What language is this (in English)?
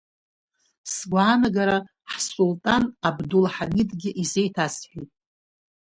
Abkhazian